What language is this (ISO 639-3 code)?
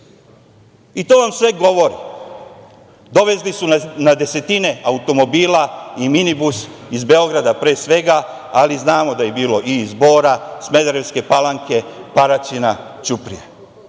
srp